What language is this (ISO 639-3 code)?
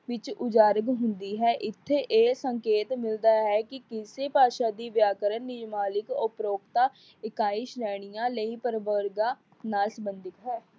pan